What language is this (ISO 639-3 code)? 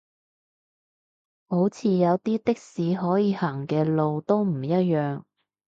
yue